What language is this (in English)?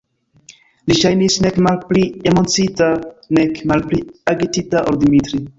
Esperanto